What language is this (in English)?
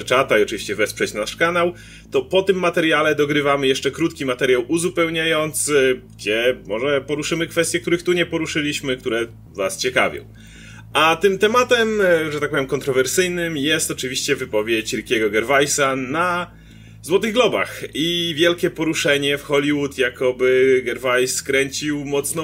Polish